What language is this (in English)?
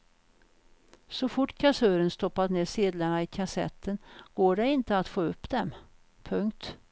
Swedish